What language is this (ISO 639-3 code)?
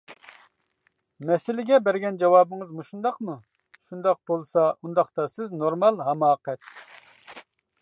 uig